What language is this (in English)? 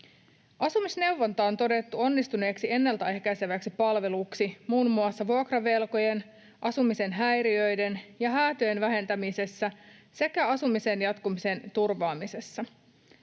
Finnish